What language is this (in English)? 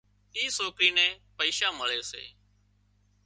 Wadiyara Koli